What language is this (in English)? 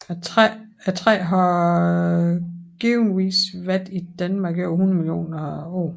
Danish